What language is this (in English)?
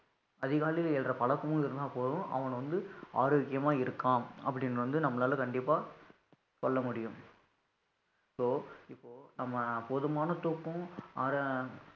Tamil